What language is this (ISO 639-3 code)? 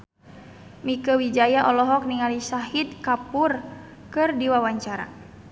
sun